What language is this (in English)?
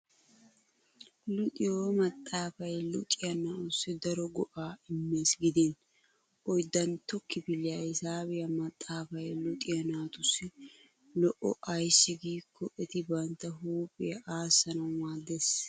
Wolaytta